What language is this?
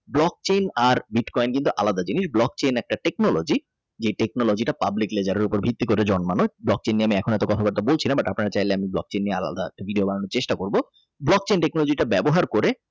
Bangla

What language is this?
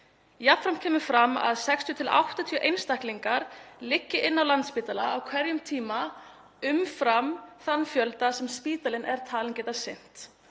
Icelandic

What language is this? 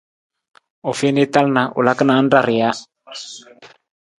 Nawdm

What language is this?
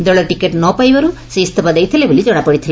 Odia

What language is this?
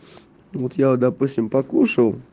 Russian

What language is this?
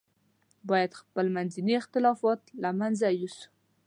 Pashto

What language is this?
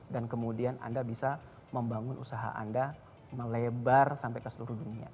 Indonesian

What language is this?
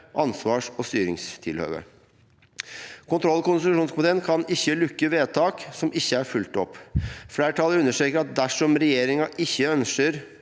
Norwegian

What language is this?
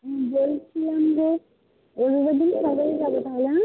Bangla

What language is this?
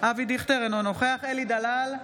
Hebrew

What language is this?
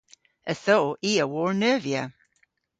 Cornish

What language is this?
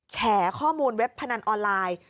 Thai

